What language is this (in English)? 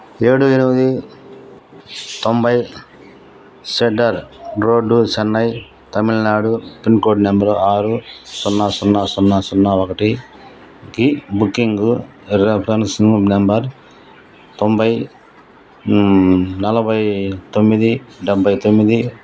Telugu